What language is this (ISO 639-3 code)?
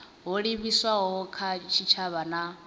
ven